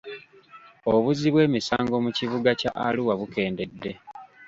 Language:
Ganda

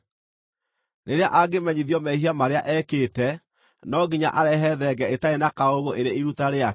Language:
Kikuyu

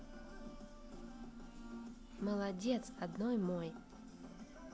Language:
Russian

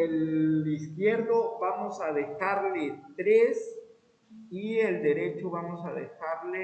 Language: Spanish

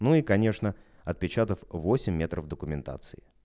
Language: Russian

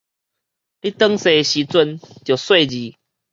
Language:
Min Nan Chinese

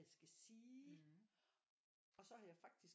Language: Danish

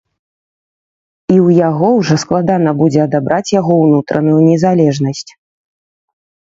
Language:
Belarusian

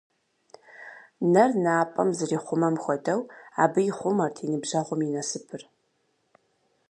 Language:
Kabardian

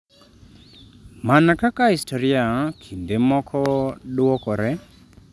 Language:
Luo (Kenya and Tanzania)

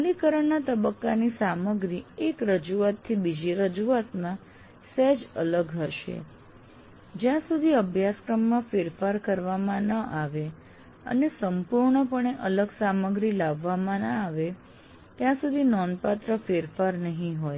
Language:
Gujarati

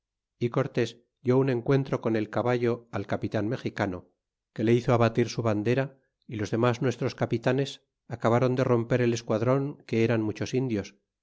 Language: Spanish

